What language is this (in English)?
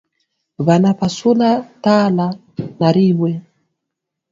Swahili